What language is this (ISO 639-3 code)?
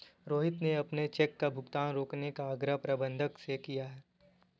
hin